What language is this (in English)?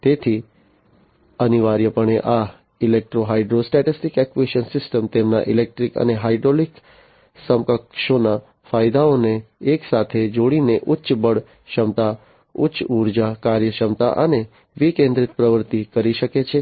Gujarati